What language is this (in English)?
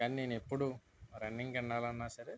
Telugu